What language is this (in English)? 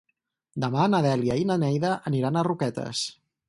Catalan